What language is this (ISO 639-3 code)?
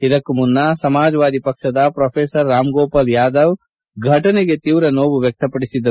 kan